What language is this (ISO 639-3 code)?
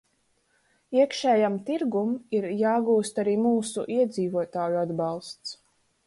lav